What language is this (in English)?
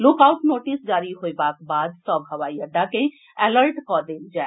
Maithili